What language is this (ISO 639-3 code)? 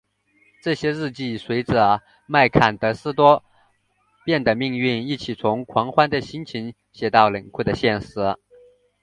zho